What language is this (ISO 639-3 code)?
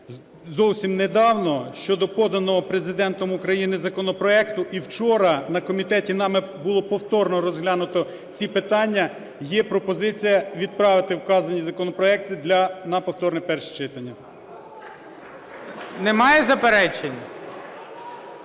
ukr